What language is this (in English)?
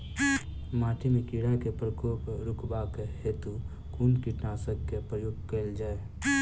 Maithili